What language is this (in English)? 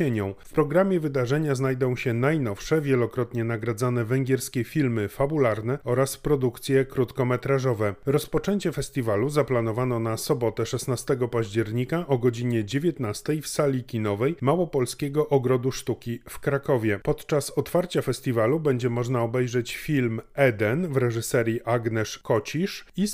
Polish